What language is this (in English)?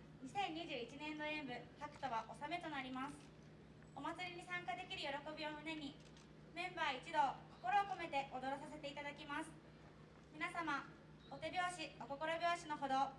Japanese